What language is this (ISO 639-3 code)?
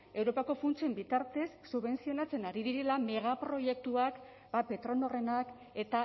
eus